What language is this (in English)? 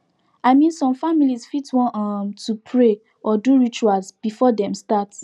Nigerian Pidgin